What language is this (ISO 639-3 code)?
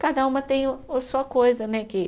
por